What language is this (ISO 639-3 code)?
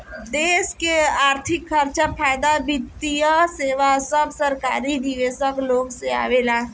bho